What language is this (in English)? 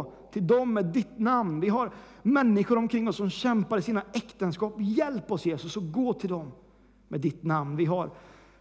Swedish